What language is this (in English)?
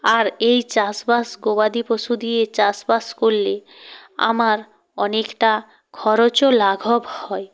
Bangla